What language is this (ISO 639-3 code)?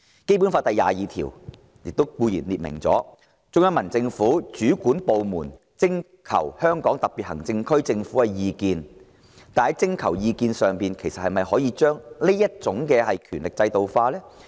yue